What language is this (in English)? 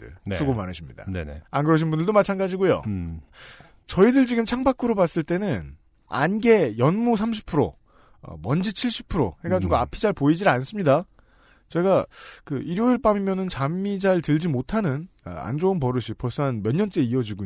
Korean